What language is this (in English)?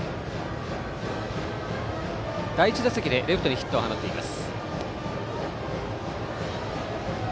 Japanese